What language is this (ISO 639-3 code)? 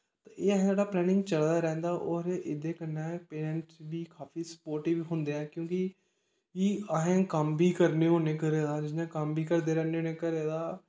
doi